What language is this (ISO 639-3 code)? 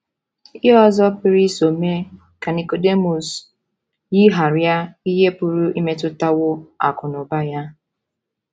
ibo